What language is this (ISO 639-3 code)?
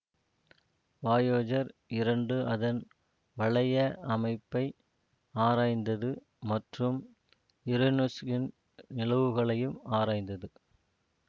tam